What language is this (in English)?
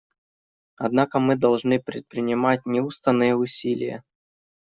Russian